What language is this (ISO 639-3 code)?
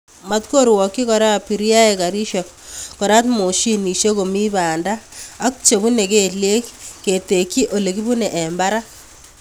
kln